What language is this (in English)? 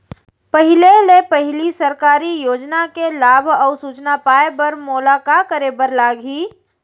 Chhattisgarhi